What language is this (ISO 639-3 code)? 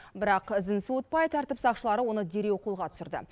kaz